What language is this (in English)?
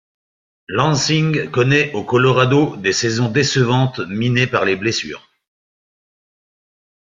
French